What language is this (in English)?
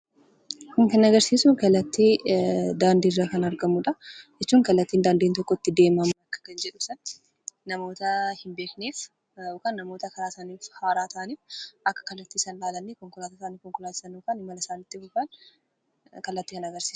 Oromo